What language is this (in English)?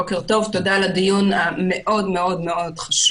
Hebrew